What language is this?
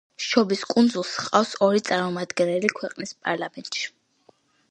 Georgian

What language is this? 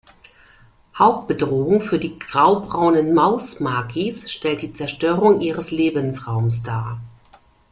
German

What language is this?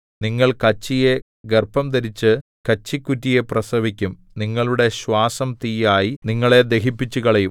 Malayalam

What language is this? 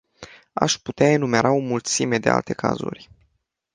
Romanian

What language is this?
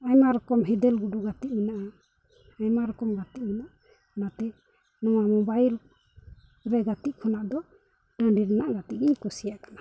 Santali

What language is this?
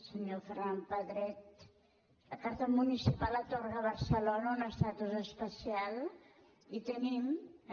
Catalan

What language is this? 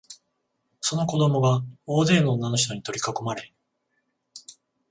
Japanese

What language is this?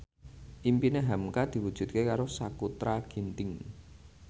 Javanese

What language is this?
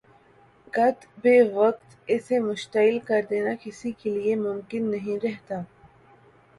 Urdu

